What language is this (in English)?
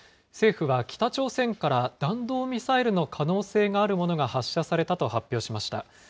Japanese